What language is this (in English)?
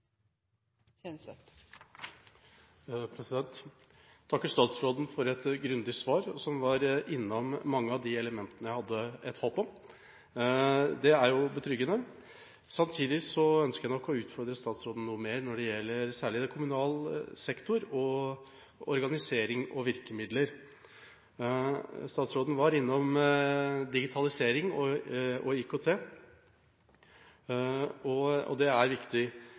Norwegian Bokmål